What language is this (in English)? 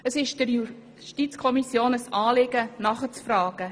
Swiss German